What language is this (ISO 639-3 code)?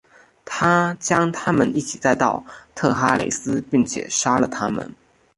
zho